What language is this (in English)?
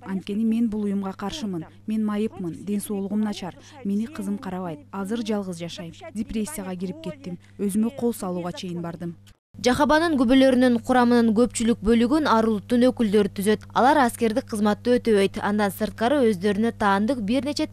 Turkish